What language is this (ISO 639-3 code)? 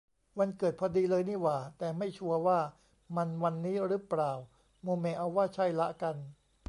tha